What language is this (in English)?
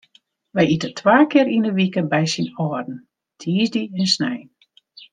Western Frisian